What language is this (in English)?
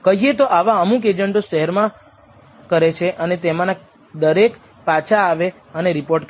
Gujarati